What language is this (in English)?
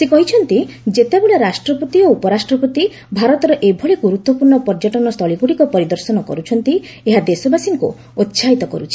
Odia